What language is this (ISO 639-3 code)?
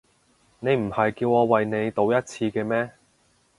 yue